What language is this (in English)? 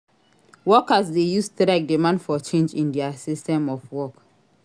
Nigerian Pidgin